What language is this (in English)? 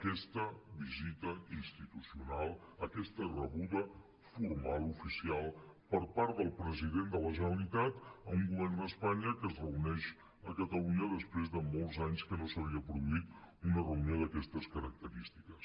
Catalan